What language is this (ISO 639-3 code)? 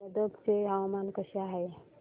mar